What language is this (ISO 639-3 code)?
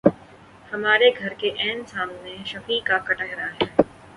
urd